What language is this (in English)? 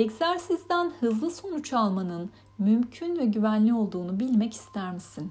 Turkish